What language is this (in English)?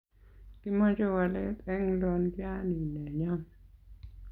Kalenjin